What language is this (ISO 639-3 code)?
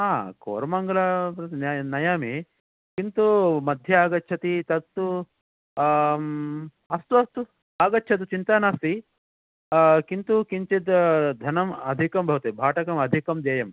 san